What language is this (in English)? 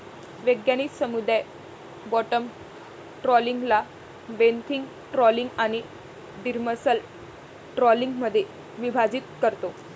Marathi